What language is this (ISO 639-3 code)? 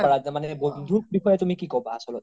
asm